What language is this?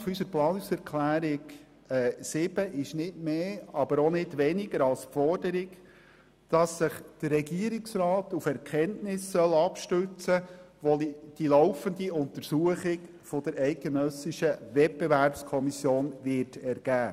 Swiss German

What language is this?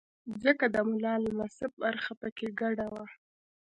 Pashto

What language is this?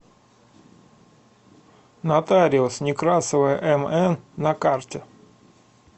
Russian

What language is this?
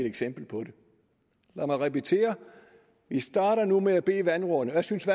Danish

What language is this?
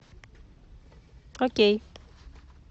Russian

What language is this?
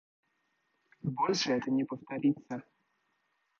Russian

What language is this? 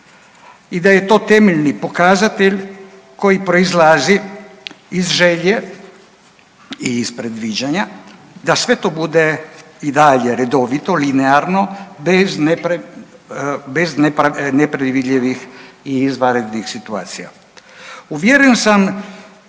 Croatian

